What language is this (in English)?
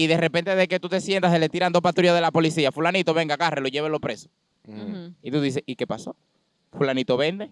Spanish